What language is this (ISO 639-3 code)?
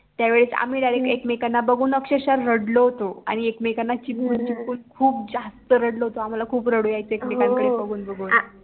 mar